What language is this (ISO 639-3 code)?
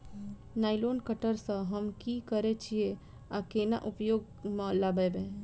mai